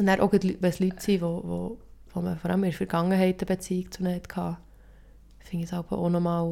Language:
German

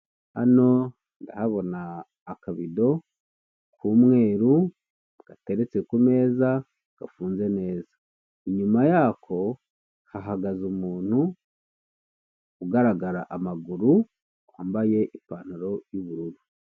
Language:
Kinyarwanda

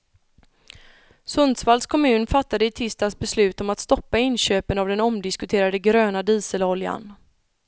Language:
Swedish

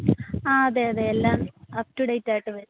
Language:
Malayalam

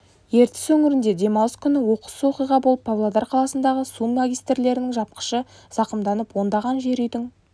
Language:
Kazakh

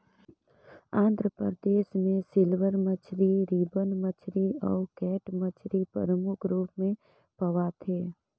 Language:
Chhattisgarhi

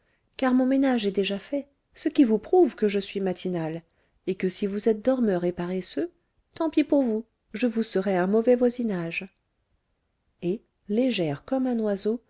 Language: French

